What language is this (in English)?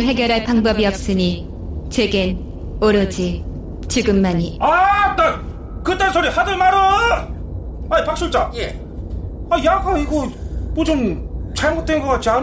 Korean